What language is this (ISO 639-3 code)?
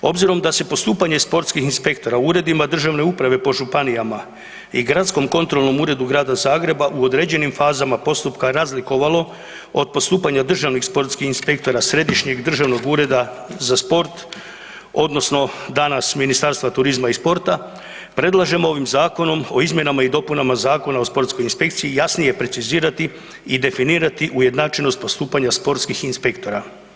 hrv